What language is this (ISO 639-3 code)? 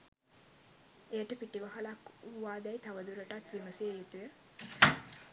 sin